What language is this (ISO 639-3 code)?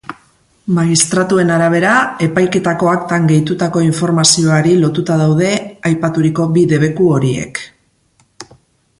eus